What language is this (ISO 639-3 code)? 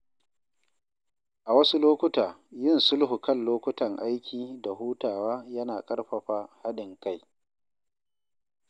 hau